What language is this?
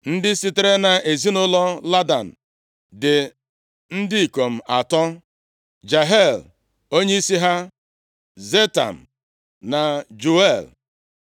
Igbo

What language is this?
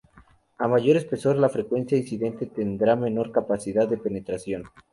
Spanish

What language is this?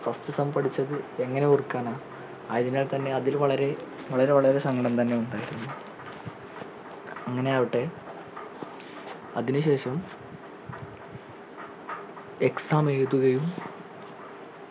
Malayalam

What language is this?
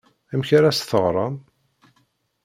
Kabyle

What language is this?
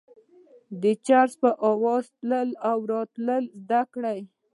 Pashto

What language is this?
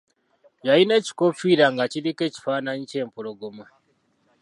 Ganda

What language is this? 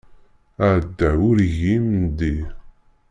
Kabyle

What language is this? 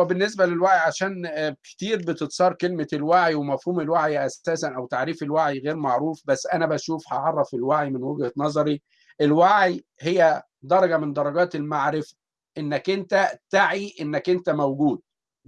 Arabic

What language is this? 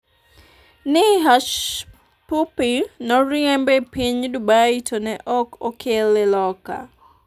Luo (Kenya and Tanzania)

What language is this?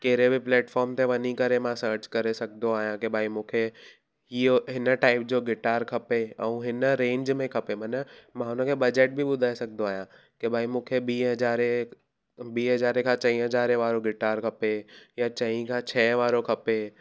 Sindhi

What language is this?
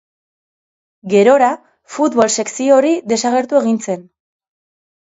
Basque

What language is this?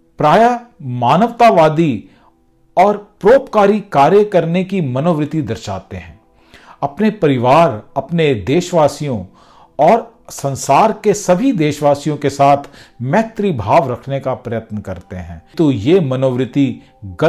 Hindi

